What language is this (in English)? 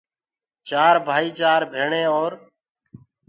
Gurgula